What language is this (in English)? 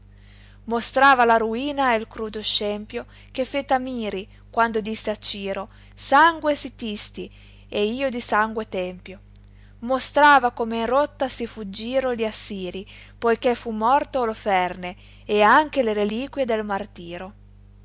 Italian